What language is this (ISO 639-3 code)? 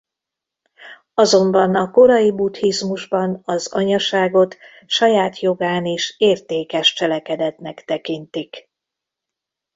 hun